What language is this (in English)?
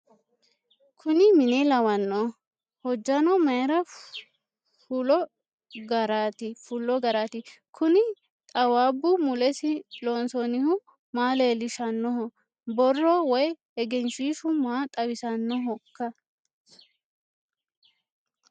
Sidamo